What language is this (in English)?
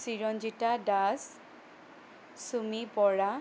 Assamese